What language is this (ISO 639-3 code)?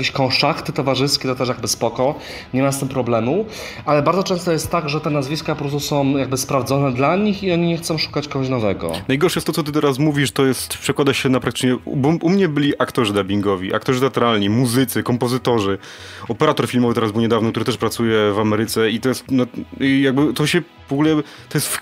pol